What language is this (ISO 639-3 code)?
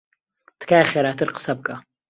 ckb